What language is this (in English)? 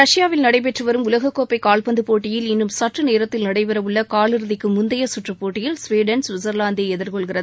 Tamil